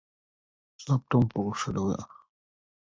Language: English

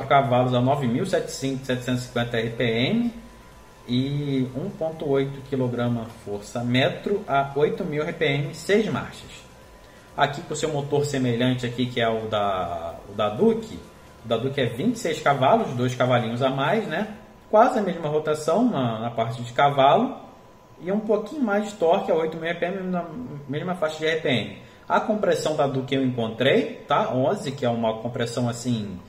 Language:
Portuguese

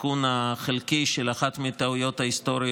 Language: Hebrew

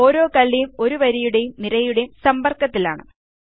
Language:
Malayalam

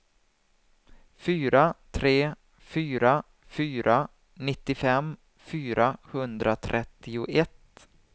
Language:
Swedish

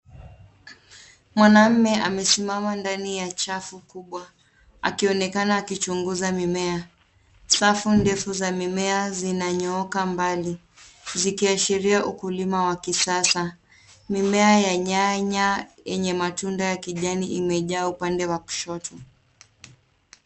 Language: Swahili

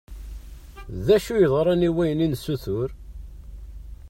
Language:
Kabyle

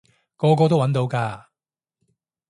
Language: Cantonese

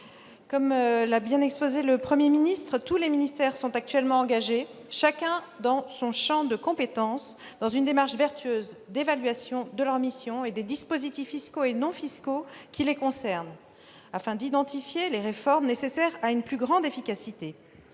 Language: French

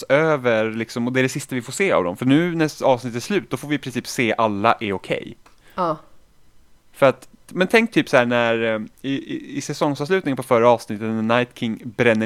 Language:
Swedish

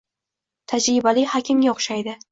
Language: Uzbek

